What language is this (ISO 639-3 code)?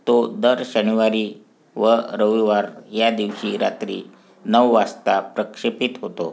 mar